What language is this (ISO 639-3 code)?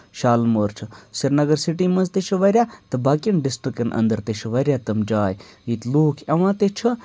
kas